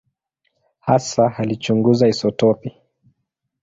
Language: Swahili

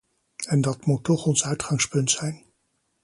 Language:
Dutch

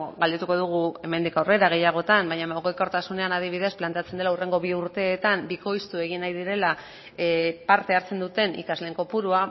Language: Basque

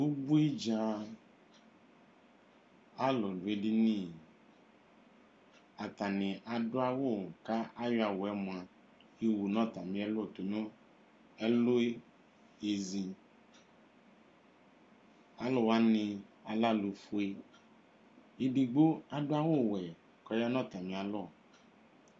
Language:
Ikposo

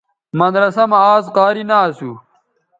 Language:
Bateri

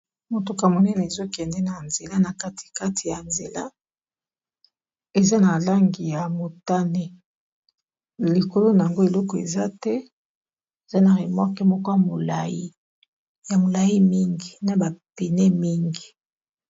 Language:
Lingala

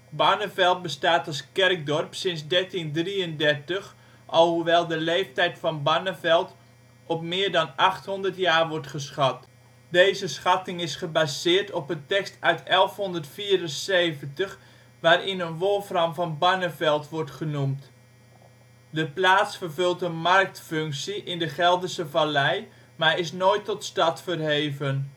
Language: Dutch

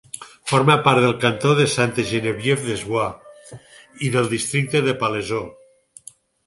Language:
Catalan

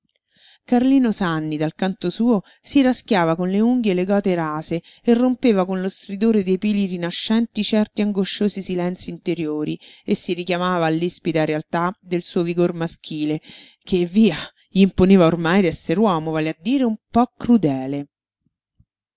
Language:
Italian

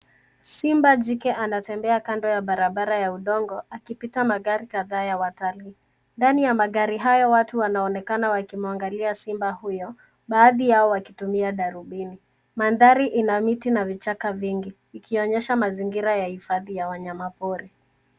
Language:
Swahili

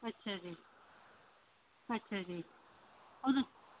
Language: Punjabi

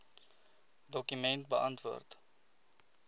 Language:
Afrikaans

